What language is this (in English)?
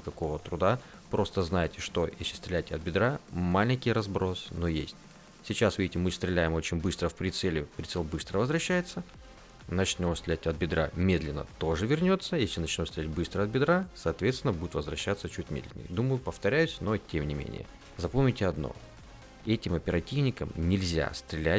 Russian